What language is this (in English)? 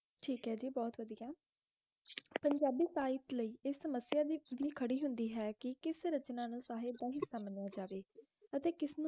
Punjabi